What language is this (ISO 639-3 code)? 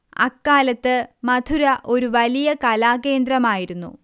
mal